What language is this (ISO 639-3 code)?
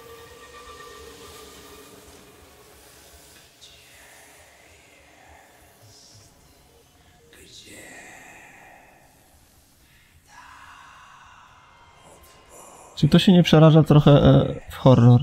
pol